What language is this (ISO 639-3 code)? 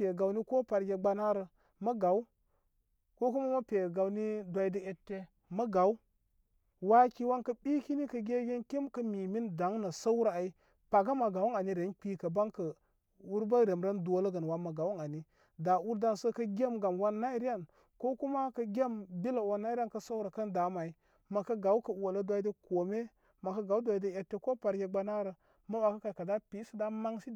kmy